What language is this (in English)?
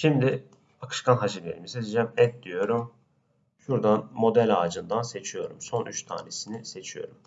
Turkish